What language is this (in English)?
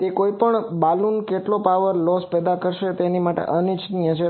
Gujarati